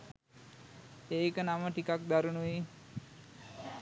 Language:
Sinhala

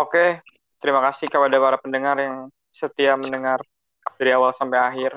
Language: Indonesian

